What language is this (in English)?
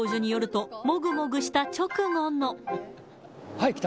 Japanese